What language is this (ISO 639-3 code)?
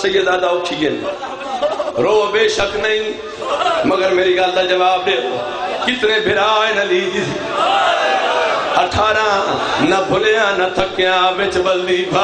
hin